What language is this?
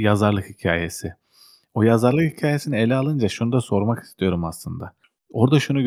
Turkish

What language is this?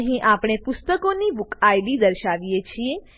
Gujarati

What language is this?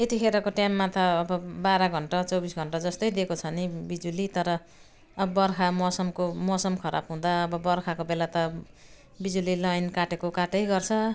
Nepali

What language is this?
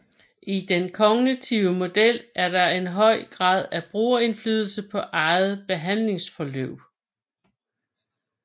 Danish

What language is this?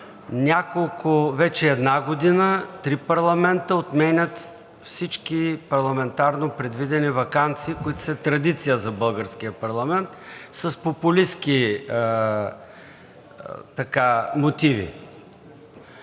Bulgarian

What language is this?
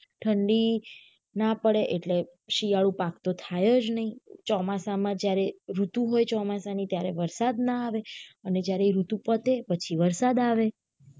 Gujarati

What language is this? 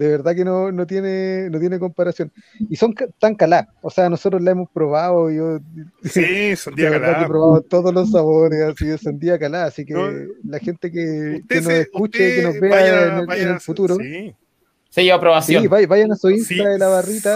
Spanish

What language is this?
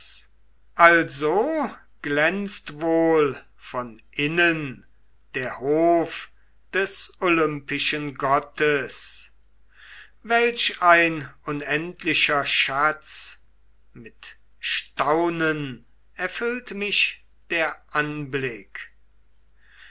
German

